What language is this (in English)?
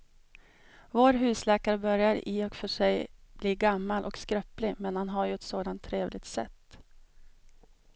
Swedish